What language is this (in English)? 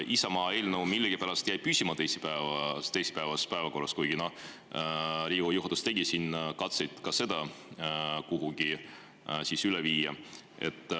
Estonian